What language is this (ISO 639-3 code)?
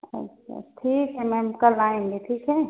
hin